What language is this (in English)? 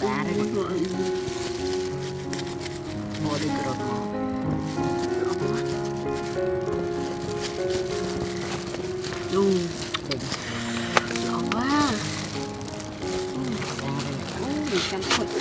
Vietnamese